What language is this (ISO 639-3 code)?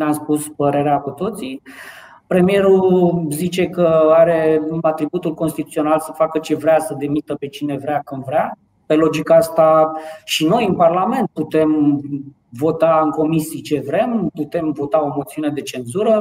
ron